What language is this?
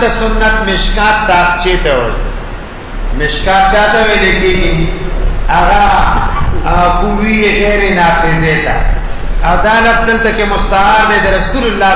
Arabic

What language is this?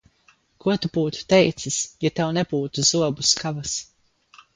Latvian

